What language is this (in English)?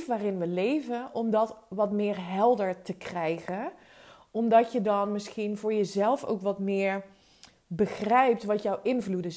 Dutch